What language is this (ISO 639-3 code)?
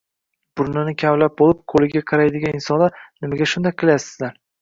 uzb